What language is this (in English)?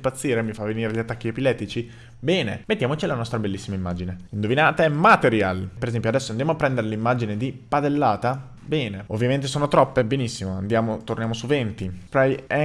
Italian